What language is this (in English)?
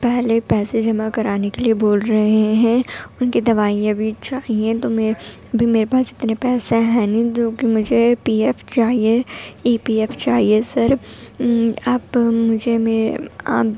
Urdu